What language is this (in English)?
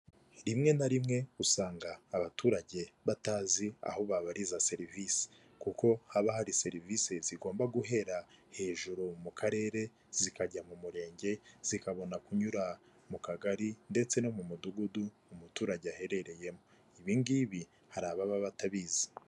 Kinyarwanda